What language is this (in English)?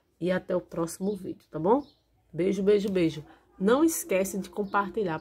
Portuguese